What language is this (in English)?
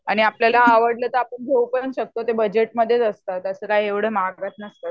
Marathi